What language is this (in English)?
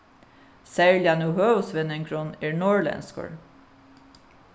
Faroese